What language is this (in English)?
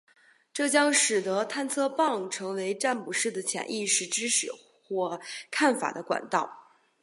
Chinese